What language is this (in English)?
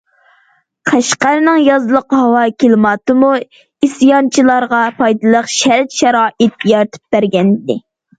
Uyghur